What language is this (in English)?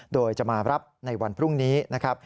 Thai